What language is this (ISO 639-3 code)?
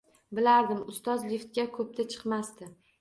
uzb